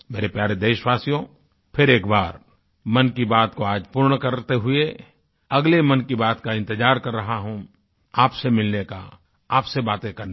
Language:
Hindi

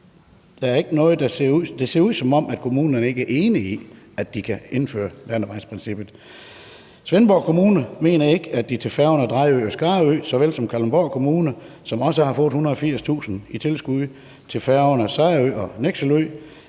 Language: Danish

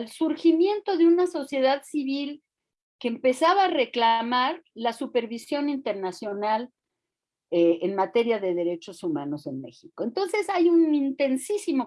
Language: Spanish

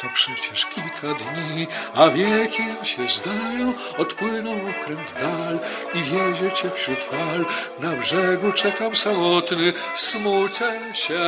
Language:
Polish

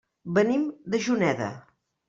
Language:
Catalan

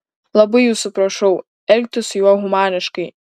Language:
Lithuanian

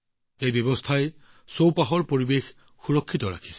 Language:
Assamese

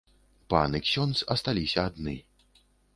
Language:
Belarusian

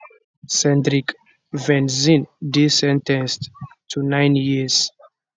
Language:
Nigerian Pidgin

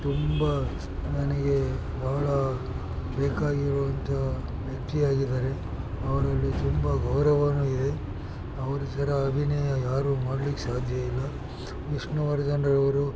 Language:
Kannada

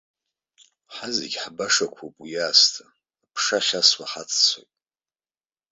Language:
Abkhazian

